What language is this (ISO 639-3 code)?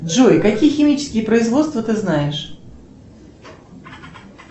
rus